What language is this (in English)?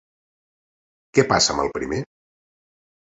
Catalan